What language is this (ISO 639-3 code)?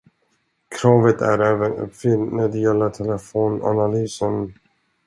swe